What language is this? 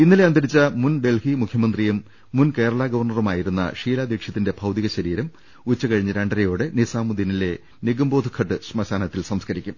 Malayalam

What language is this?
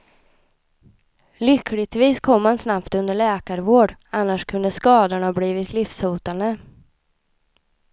Swedish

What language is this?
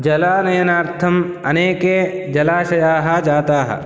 Sanskrit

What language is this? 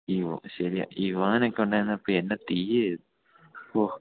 Malayalam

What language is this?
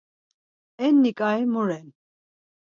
Laz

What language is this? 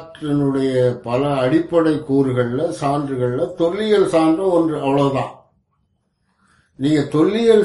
Tamil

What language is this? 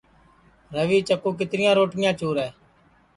Sansi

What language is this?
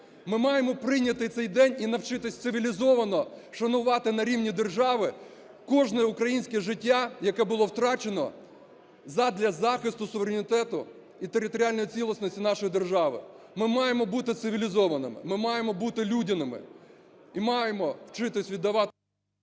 Ukrainian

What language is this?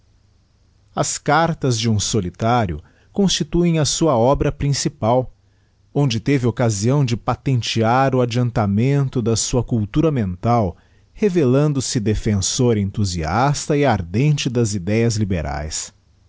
Portuguese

